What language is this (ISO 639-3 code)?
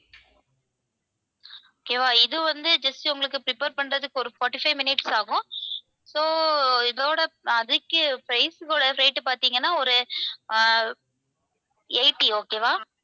tam